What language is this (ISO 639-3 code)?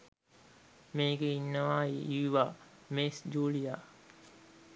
sin